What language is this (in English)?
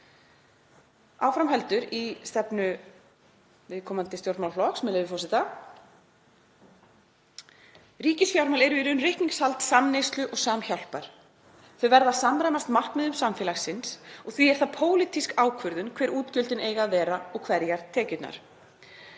Icelandic